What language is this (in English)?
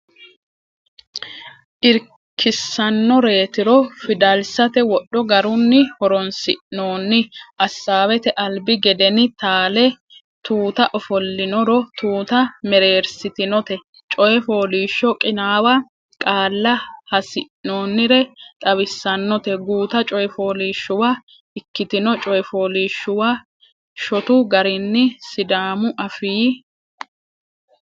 Sidamo